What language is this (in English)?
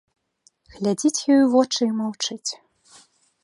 Belarusian